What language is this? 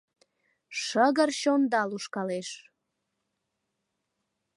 Mari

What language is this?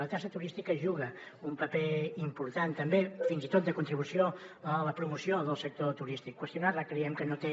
Catalan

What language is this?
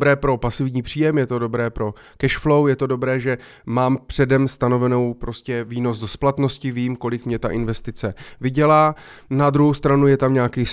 Czech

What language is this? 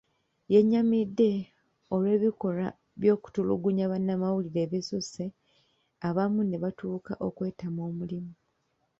Ganda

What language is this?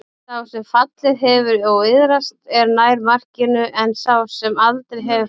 Icelandic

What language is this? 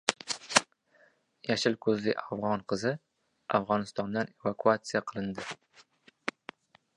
Uzbek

